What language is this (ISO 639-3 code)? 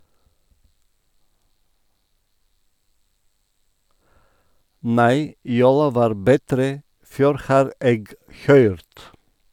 nor